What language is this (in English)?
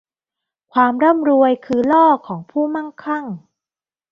Thai